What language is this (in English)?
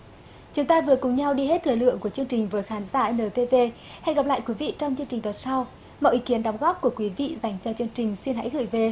Vietnamese